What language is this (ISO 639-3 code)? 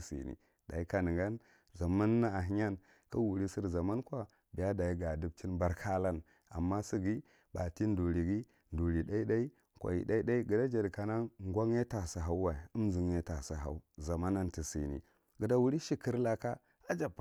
mrt